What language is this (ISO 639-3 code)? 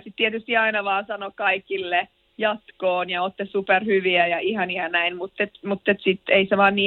fin